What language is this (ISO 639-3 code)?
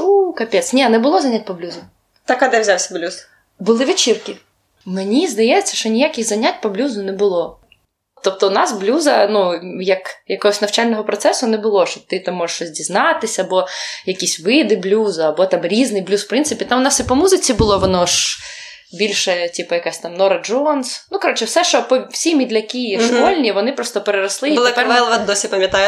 ukr